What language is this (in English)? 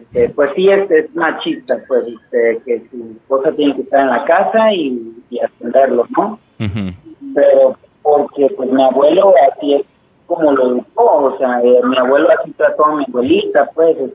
Spanish